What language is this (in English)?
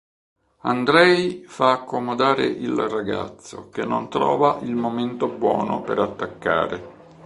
Italian